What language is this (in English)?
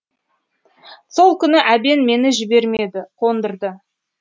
Kazakh